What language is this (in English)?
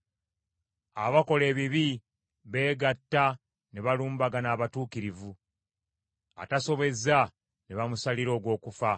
Ganda